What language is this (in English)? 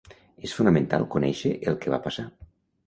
Catalan